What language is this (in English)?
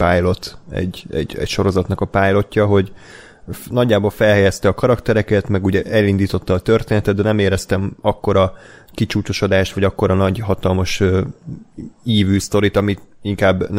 Hungarian